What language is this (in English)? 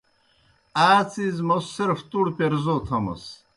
Kohistani Shina